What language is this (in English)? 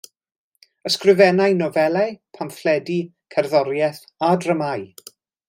Welsh